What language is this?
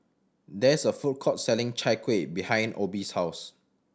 English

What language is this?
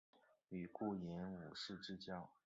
Chinese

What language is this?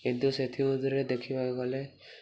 Odia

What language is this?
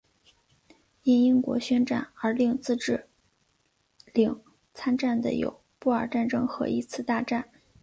Chinese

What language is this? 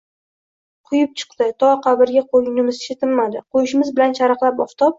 Uzbek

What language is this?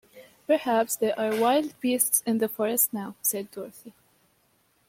English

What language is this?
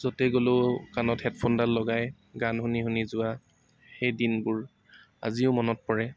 Assamese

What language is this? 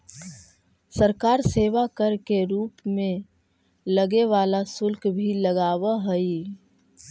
Magahi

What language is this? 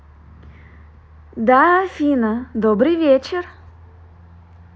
Russian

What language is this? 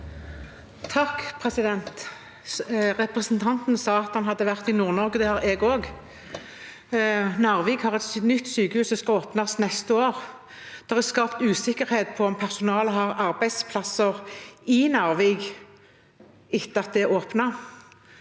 Norwegian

